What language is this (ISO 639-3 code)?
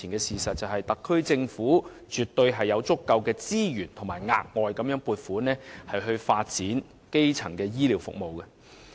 yue